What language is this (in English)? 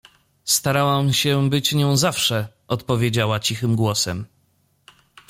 Polish